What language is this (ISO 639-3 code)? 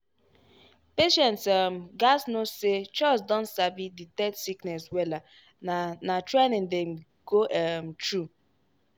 pcm